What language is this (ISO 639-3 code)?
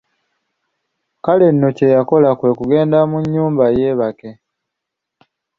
lug